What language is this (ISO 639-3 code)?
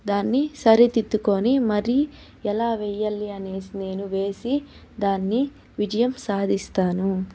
tel